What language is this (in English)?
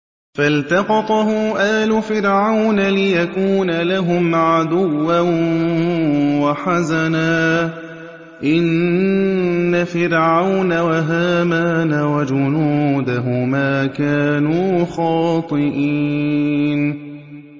Arabic